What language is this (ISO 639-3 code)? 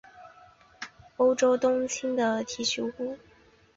zho